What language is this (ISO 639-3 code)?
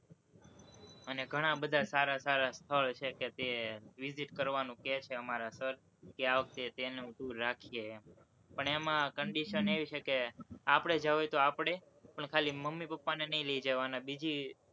guj